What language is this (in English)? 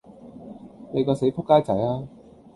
Cantonese